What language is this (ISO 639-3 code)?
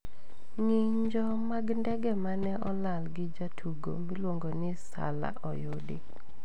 luo